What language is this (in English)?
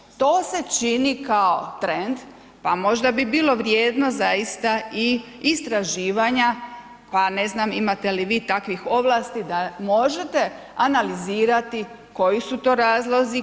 Croatian